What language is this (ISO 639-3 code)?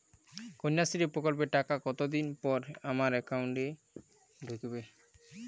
ben